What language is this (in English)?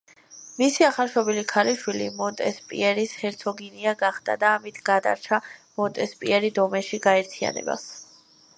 Georgian